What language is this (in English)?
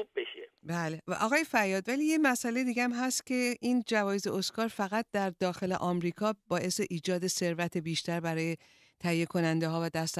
Persian